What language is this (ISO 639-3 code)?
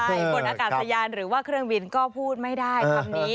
tha